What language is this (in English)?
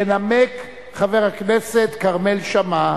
Hebrew